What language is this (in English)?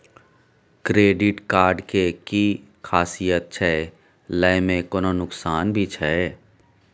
Maithili